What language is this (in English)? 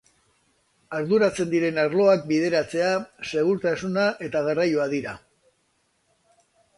Basque